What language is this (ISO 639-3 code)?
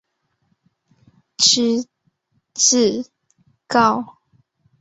zho